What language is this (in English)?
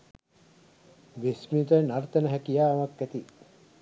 Sinhala